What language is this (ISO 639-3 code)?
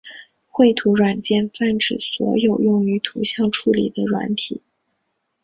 zho